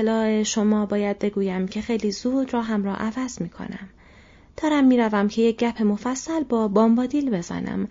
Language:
Persian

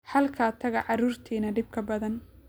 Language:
Somali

